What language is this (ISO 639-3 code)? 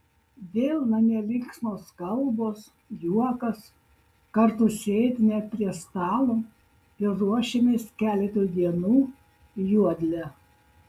lit